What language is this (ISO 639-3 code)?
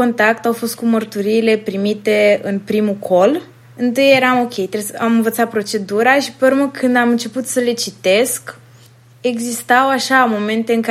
ron